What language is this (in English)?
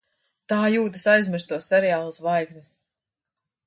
Latvian